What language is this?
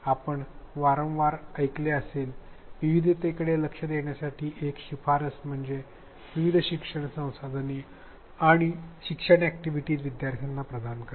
Marathi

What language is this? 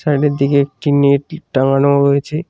Bangla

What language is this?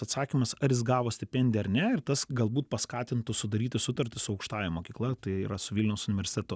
Lithuanian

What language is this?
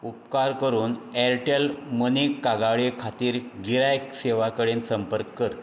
Konkani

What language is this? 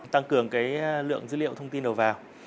Vietnamese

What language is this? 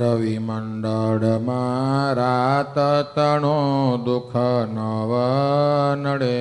Gujarati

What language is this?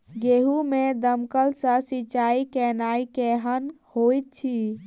Maithili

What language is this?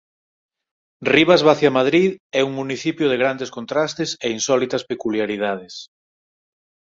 Galician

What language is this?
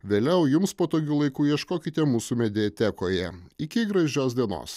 Lithuanian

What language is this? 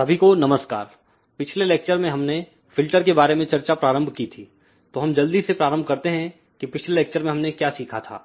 Hindi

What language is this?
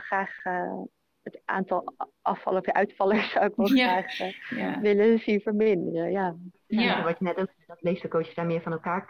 Dutch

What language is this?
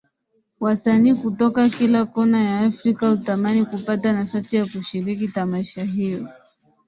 Swahili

